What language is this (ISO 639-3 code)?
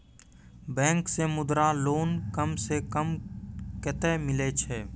mai